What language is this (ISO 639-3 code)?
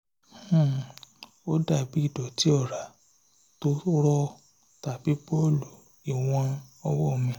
yor